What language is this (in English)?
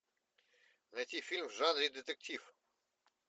Russian